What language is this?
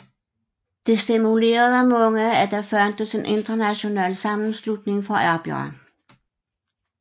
Danish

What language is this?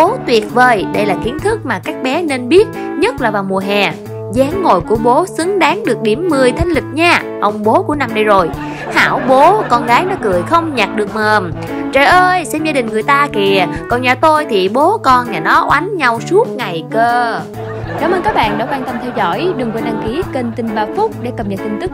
Vietnamese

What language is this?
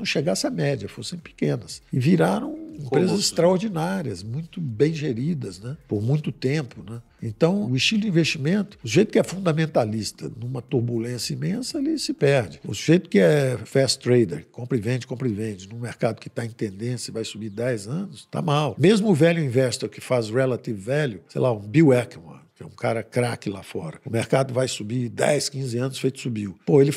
Portuguese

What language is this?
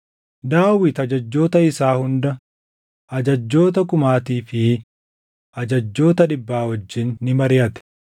Oromo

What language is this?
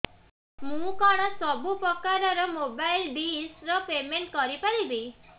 Odia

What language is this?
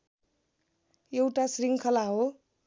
Nepali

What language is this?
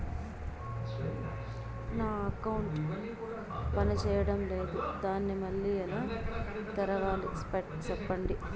Telugu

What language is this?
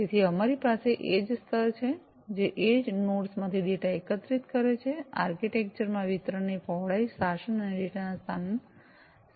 Gujarati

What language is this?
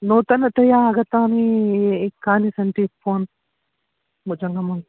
Sanskrit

